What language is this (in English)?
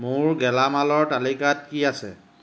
Assamese